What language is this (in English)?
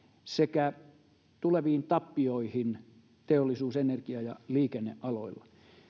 Finnish